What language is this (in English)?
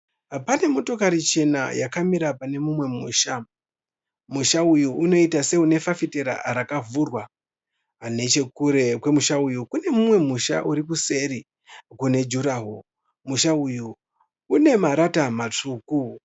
Shona